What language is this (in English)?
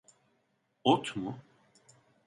Turkish